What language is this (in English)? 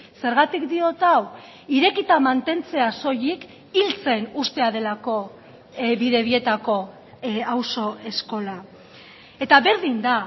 Basque